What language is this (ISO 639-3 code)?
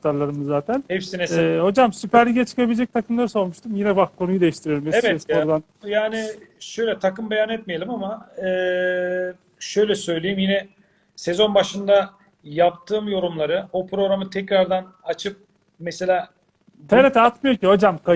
tur